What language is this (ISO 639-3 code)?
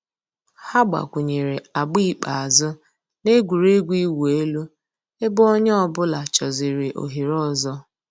ibo